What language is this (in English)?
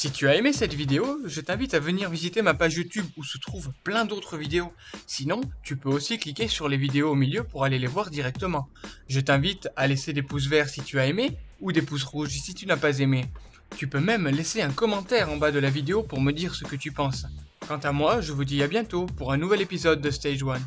French